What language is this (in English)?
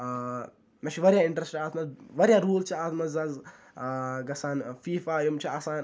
Kashmiri